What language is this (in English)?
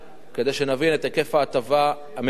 Hebrew